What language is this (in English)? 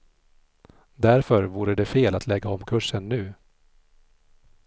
Swedish